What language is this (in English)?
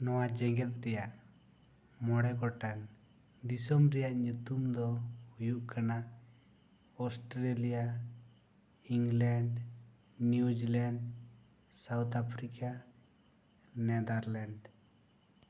Santali